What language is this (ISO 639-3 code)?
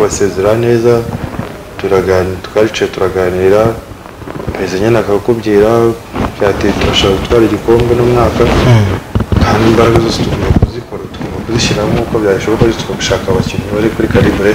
ron